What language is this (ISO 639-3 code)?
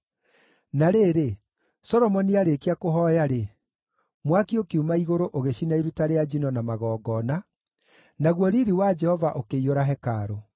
kik